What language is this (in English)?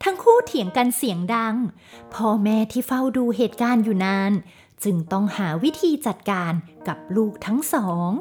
Thai